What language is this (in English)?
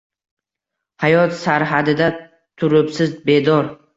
Uzbek